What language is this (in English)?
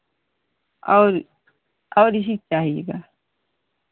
Hindi